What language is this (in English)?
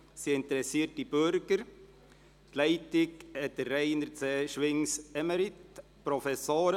Swiss German